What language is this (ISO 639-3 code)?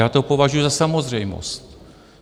ces